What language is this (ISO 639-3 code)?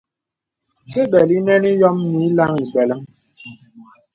beb